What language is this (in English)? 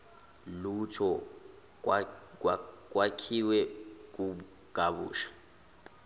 Zulu